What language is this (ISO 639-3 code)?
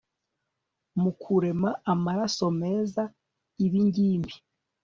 kin